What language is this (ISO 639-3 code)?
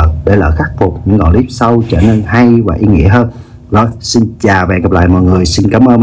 vie